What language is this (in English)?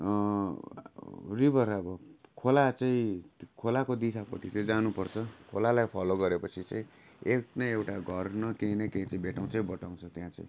Nepali